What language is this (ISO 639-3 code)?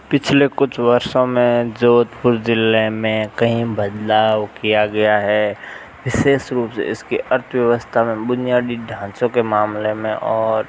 hin